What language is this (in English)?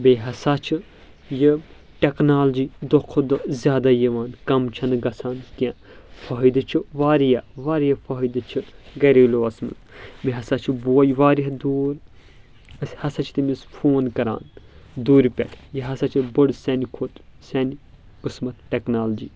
Kashmiri